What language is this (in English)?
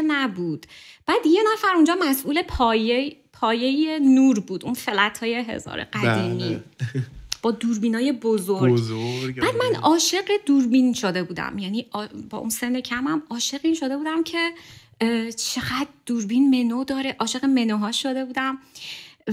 Persian